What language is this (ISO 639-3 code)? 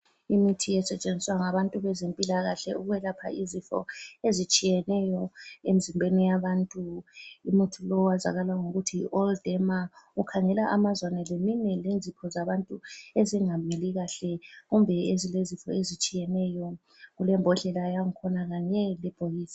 nde